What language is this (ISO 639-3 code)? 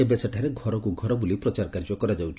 ori